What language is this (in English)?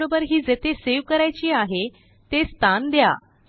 Marathi